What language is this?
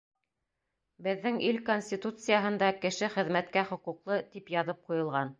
Bashkir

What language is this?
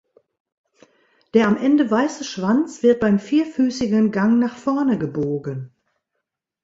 German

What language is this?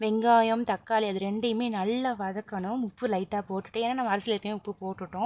Tamil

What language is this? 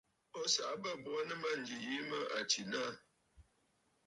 Bafut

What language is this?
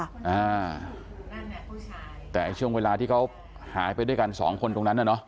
Thai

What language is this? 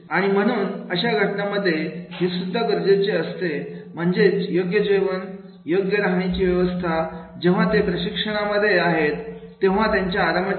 Marathi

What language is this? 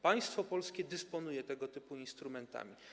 Polish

